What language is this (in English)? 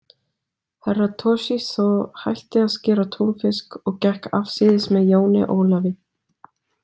Icelandic